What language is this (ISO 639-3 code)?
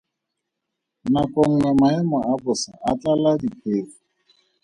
tsn